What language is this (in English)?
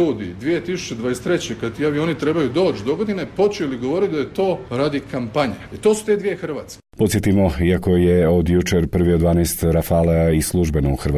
Croatian